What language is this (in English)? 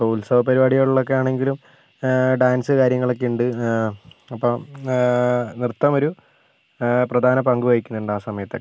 Malayalam